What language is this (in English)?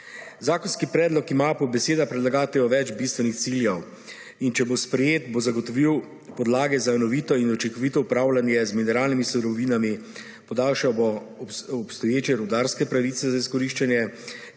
Slovenian